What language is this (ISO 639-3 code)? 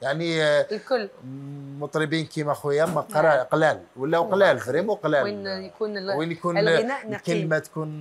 ara